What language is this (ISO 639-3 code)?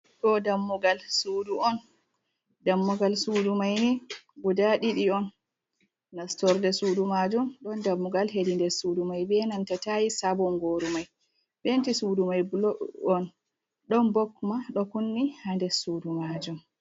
ful